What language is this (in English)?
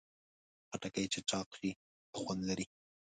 Pashto